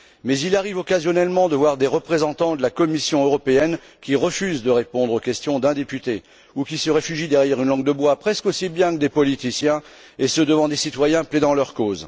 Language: French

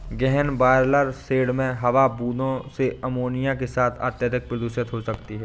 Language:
Hindi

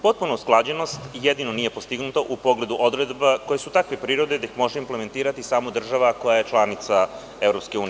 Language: Serbian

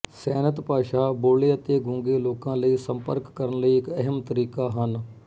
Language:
Punjabi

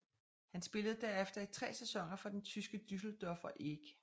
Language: Danish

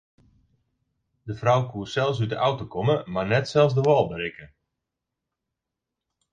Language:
Western Frisian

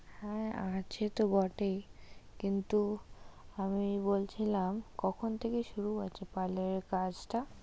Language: Bangla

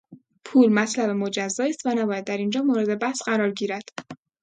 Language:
Persian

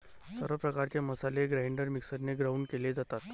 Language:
Marathi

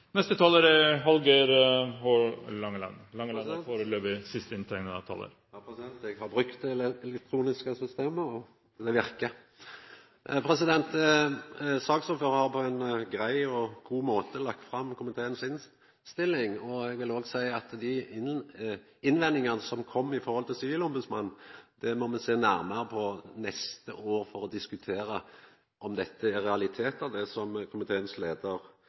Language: Norwegian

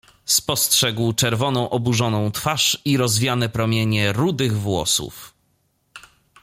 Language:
Polish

